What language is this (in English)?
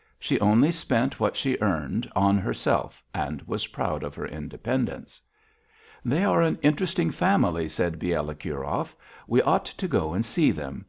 English